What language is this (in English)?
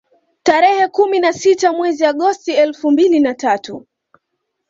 Swahili